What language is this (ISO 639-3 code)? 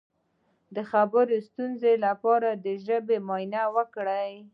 pus